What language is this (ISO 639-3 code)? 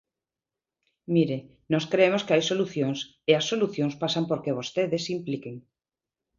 glg